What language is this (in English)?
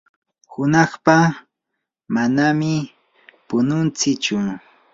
Yanahuanca Pasco Quechua